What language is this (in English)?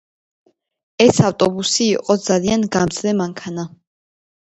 Georgian